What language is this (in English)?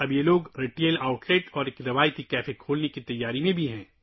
Urdu